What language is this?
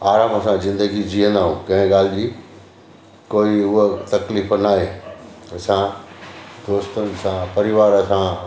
Sindhi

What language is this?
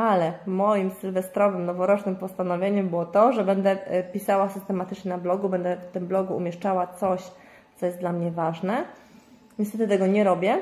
Polish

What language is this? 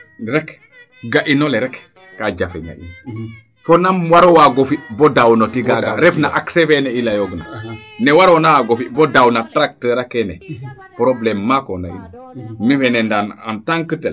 Serer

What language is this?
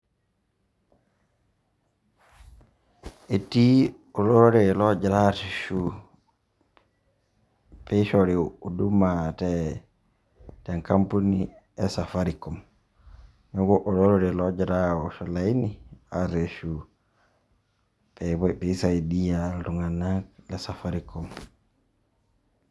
Masai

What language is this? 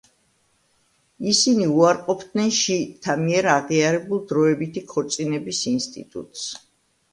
Georgian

